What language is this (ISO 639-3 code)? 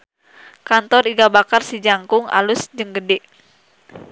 sun